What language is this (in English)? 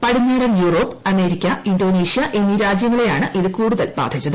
Malayalam